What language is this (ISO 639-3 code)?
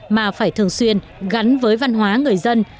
vie